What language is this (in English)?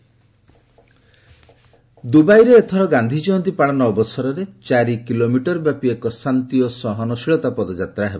Odia